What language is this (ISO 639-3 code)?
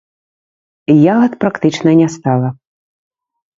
bel